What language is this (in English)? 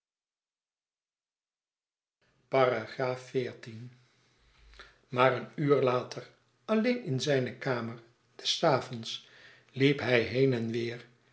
Dutch